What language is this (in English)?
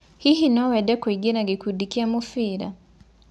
Kikuyu